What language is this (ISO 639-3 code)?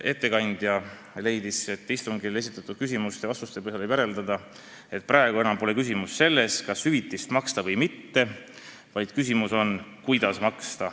est